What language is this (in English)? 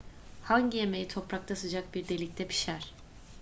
Turkish